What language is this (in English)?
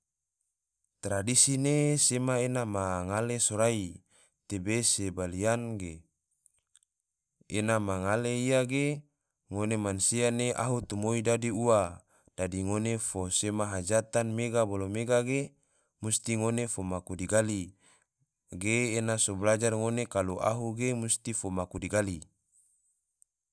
Tidore